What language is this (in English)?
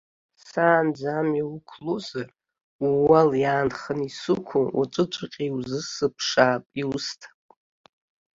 Abkhazian